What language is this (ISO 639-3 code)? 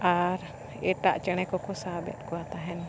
sat